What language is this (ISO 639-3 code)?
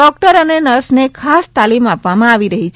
guj